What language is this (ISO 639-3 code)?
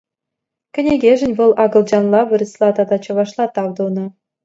chv